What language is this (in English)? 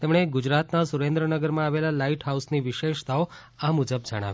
Gujarati